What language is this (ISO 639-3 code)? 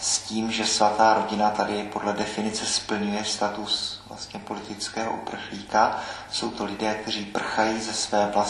ces